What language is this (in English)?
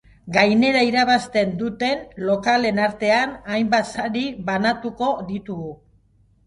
Basque